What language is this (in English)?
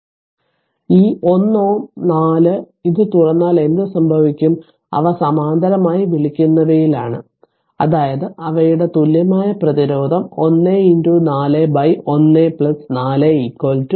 Malayalam